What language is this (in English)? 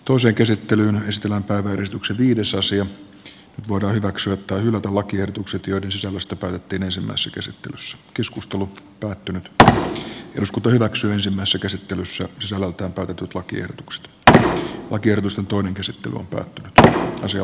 Finnish